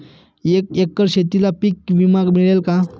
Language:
Marathi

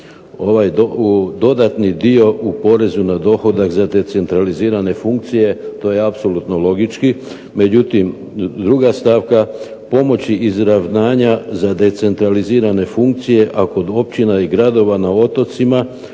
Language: Croatian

